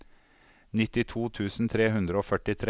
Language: Norwegian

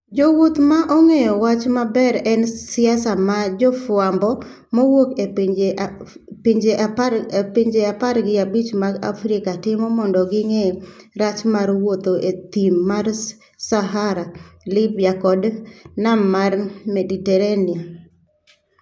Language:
Luo (Kenya and Tanzania)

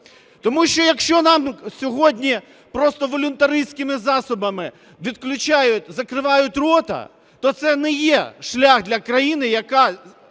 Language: Ukrainian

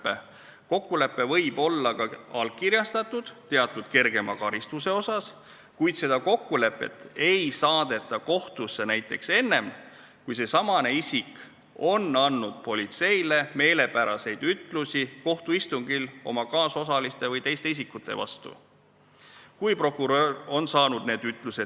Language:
Estonian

